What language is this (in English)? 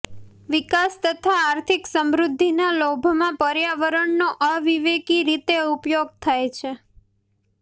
Gujarati